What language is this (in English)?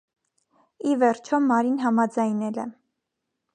Armenian